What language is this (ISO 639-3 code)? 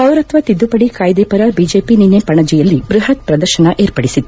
kan